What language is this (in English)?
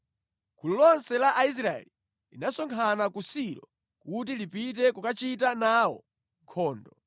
Nyanja